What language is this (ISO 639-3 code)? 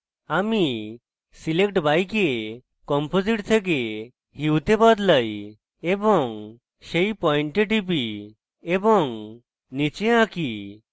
ben